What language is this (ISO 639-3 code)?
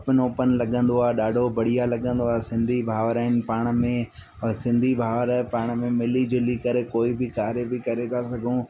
snd